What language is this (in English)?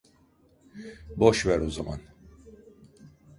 Turkish